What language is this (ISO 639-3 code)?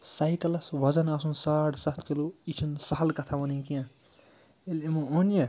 kas